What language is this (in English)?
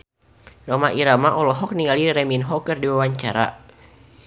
Sundanese